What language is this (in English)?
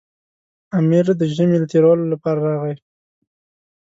Pashto